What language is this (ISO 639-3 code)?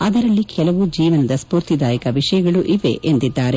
kan